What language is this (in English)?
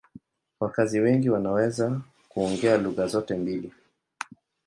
Swahili